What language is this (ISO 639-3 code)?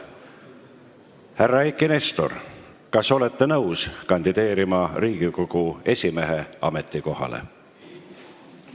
est